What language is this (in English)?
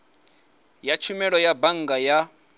Venda